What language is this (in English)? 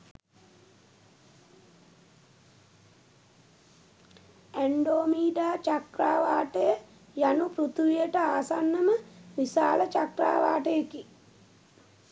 Sinhala